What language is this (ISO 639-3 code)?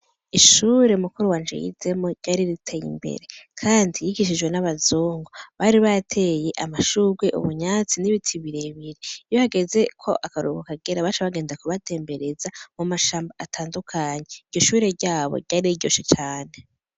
run